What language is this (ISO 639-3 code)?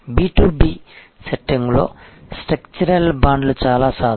tel